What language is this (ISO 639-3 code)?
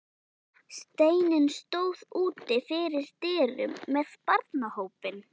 isl